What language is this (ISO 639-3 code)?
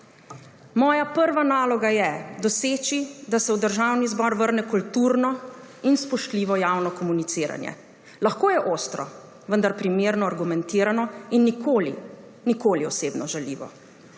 slv